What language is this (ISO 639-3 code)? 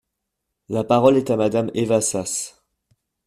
fra